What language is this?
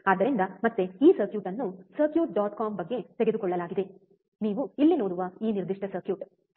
Kannada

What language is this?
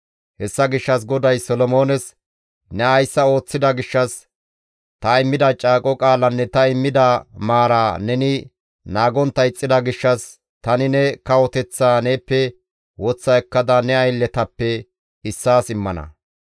Gamo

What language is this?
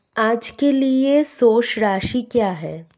Hindi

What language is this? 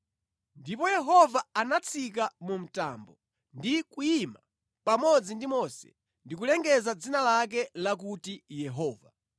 Nyanja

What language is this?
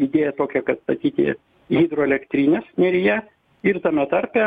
Lithuanian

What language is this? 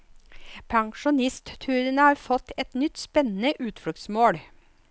Norwegian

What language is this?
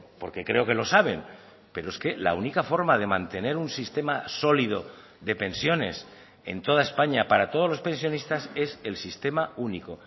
Spanish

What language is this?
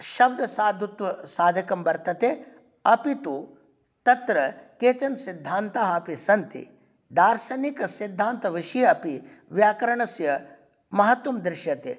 Sanskrit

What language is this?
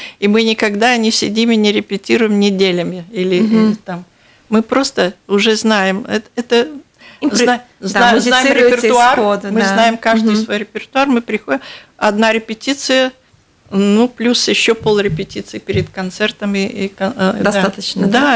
Russian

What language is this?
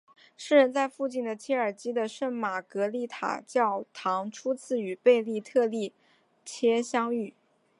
Chinese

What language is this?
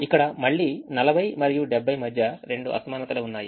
Telugu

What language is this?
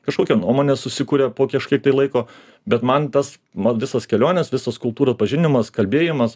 Lithuanian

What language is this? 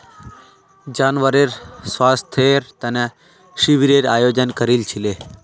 Magahi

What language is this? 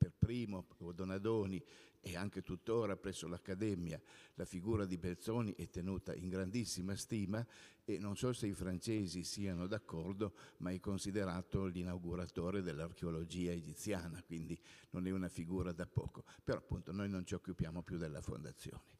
Italian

